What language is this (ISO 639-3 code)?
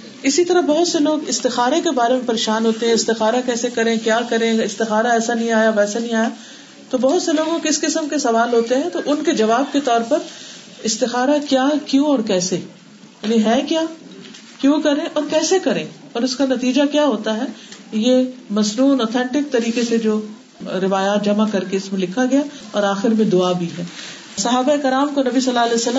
urd